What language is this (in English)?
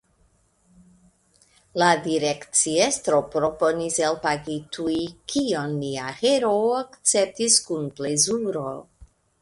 Esperanto